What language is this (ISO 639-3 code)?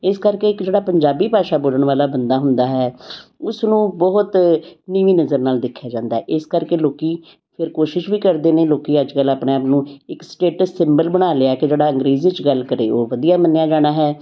pan